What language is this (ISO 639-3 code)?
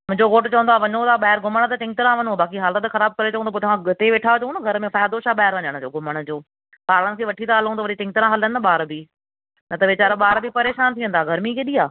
snd